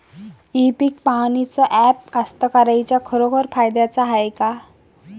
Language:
Marathi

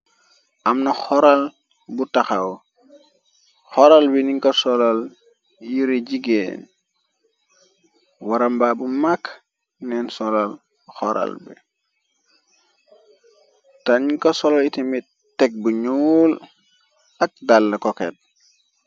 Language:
Wolof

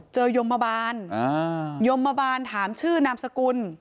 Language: Thai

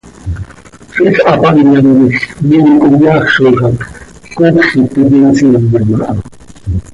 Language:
Seri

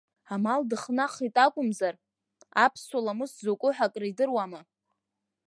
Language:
Abkhazian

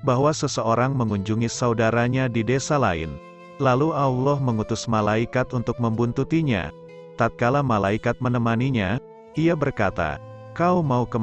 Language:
Indonesian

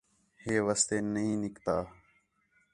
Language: Khetrani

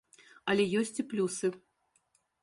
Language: Belarusian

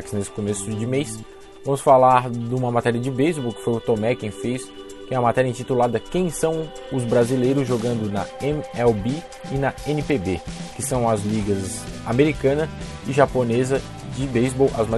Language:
Portuguese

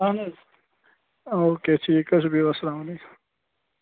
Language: Kashmiri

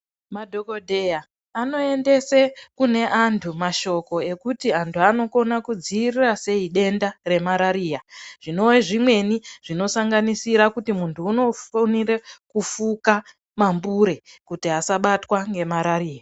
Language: Ndau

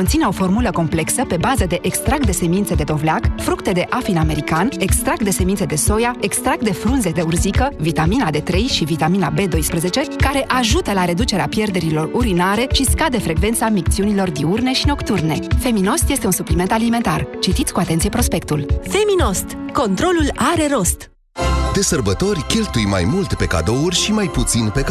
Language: Romanian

